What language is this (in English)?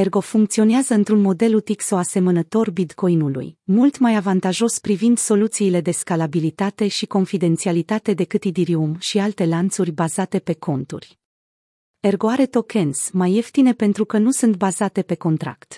Romanian